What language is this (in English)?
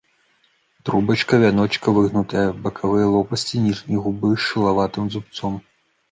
Belarusian